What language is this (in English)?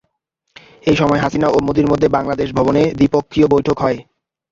Bangla